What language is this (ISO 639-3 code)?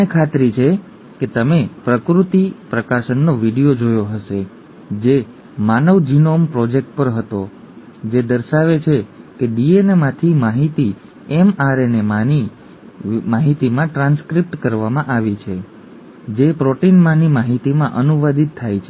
guj